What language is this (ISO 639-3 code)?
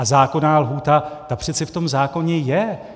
ces